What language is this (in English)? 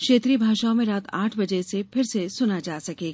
Hindi